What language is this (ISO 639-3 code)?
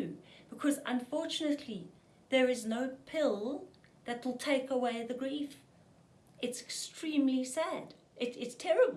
eng